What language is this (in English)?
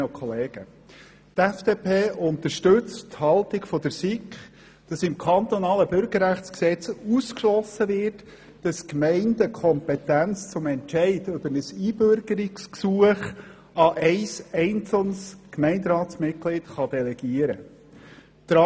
Swiss German